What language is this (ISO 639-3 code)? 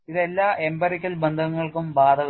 mal